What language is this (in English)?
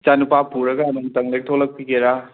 Manipuri